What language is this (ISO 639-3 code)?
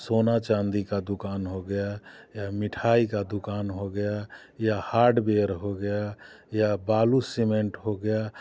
hin